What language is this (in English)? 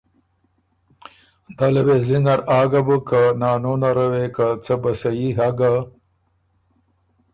Ormuri